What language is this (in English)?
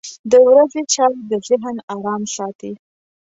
Pashto